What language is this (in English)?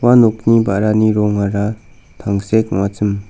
Garo